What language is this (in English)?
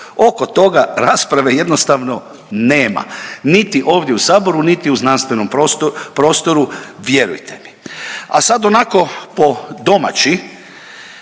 Croatian